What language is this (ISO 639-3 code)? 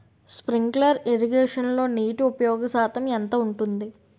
tel